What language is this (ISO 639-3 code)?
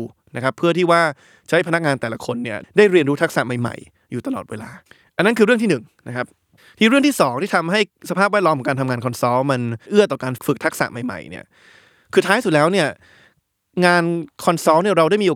tha